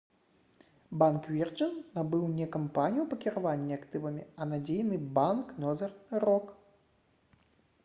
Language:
Belarusian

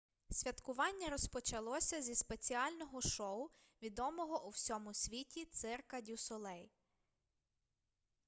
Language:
Ukrainian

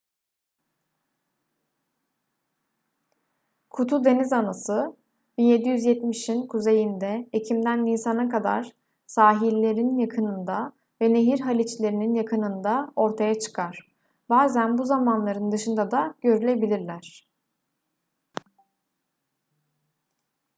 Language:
Turkish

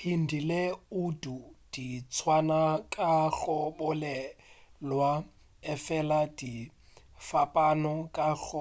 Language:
Northern Sotho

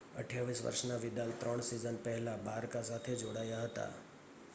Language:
Gujarati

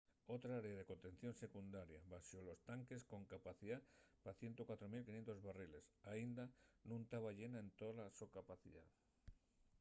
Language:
Asturian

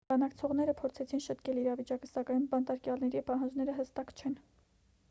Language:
Armenian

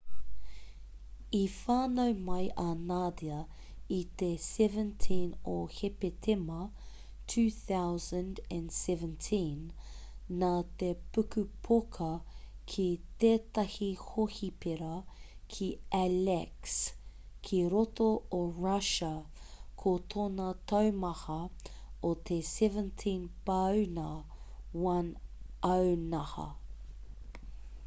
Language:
Māori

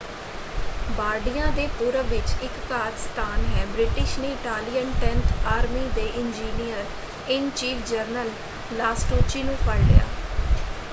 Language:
Punjabi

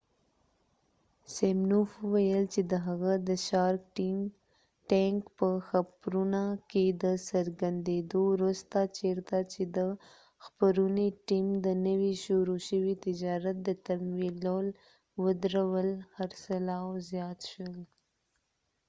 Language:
Pashto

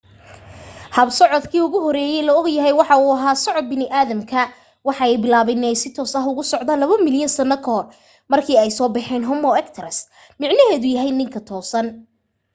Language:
Somali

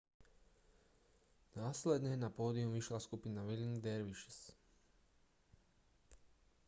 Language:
Slovak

